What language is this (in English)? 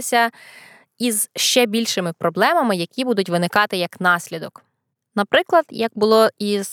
Ukrainian